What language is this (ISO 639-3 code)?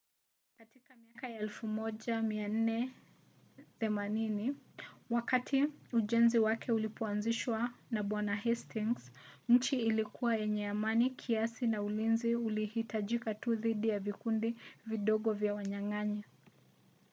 swa